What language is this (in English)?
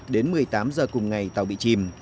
Vietnamese